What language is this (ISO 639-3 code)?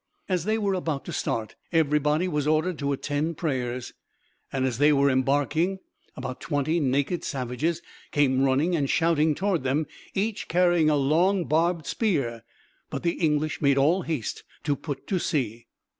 eng